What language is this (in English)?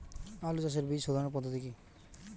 Bangla